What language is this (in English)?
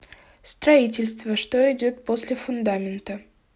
Russian